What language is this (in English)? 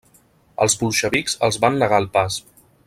Catalan